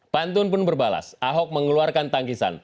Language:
Indonesian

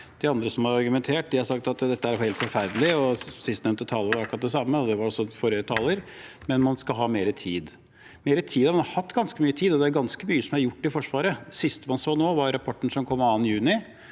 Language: Norwegian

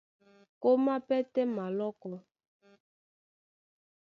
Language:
Duala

